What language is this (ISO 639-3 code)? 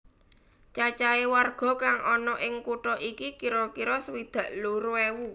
jav